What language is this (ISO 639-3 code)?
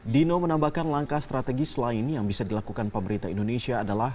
ind